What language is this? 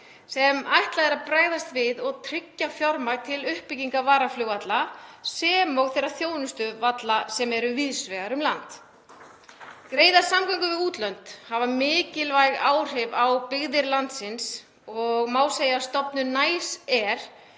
Icelandic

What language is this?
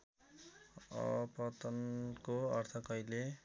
Nepali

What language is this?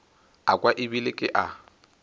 Northern Sotho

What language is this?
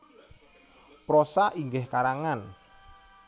Javanese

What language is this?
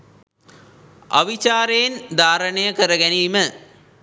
Sinhala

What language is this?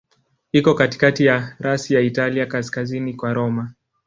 Swahili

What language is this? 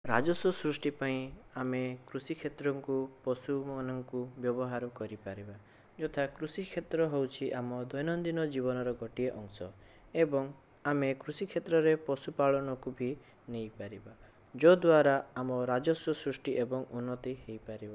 Odia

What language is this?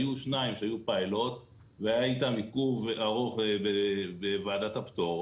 Hebrew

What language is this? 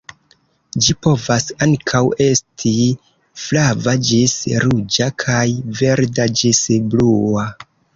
Esperanto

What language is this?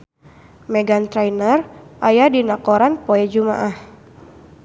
Sundanese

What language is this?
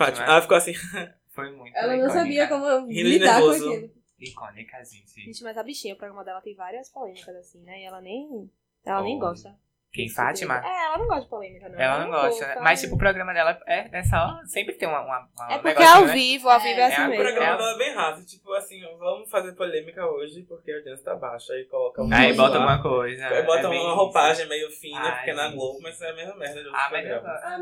Portuguese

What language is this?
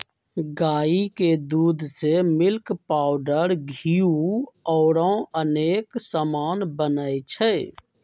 Magahi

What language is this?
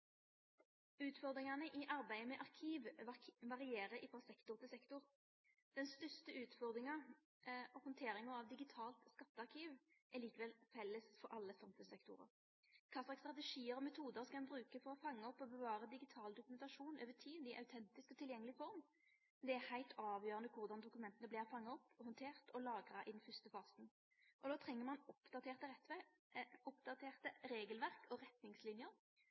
Norwegian Nynorsk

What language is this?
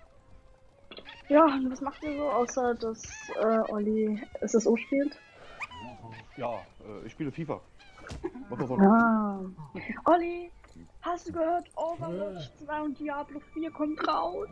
German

